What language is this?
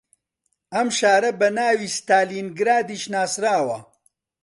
Central Kurdish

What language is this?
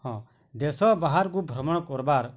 Odia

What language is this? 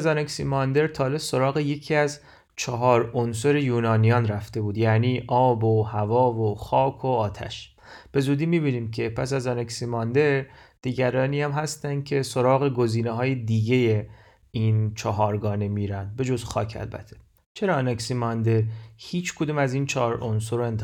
Persian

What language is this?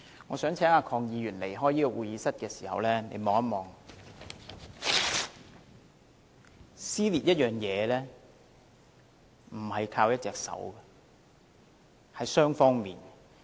Cantonese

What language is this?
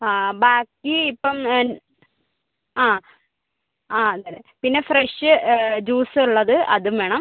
Malayalam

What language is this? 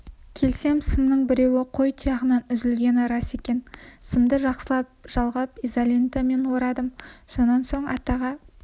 Kazakh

